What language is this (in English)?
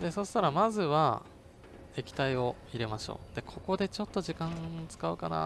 Japanese